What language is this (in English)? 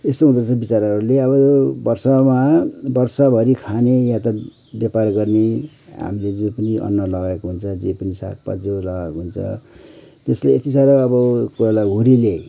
Nepali